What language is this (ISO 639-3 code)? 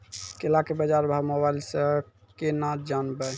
mai